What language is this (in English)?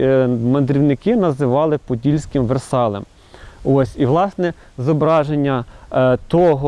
Ukrainian